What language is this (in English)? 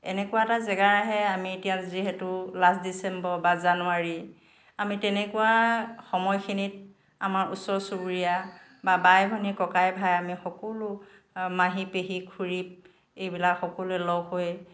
Assamese